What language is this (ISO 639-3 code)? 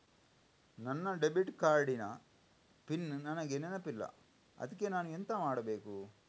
kan